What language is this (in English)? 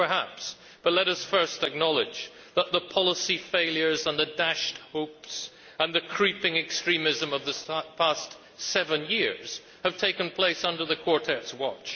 English